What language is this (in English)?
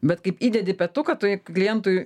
Lithuanian